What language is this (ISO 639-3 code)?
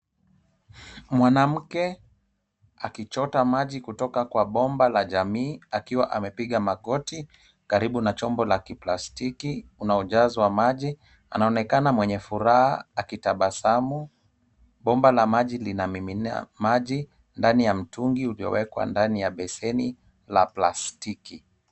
swa